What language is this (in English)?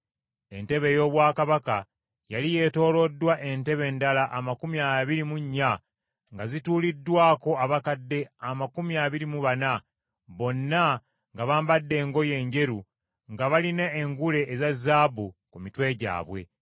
Ganda